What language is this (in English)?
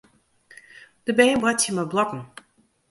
Western Frisian